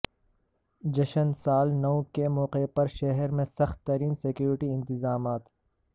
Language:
Urdu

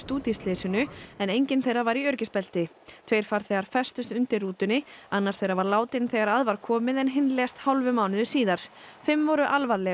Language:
Icelandic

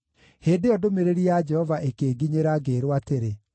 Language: Kikuyu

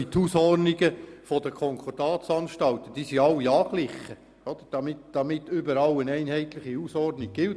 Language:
Swiss German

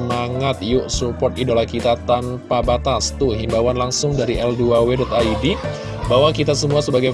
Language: Indonesian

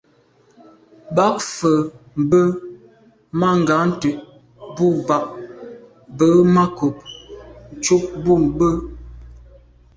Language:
Medumba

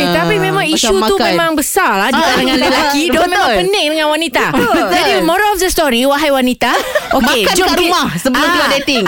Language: Malay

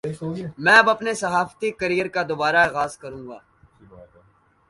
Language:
Urdu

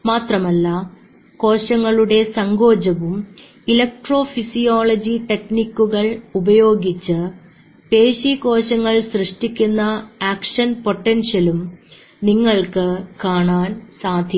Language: Malayalam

